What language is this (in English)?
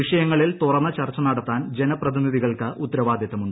Malayalam